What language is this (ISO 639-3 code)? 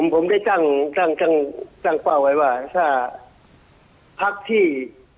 tha